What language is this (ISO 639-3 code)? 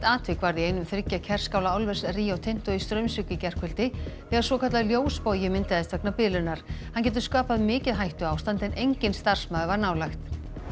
isl